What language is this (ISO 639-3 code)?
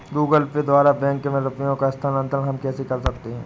hin